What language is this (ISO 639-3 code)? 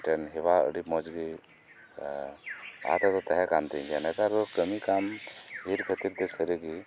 sat